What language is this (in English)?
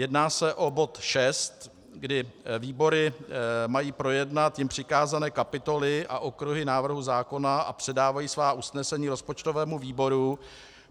Czech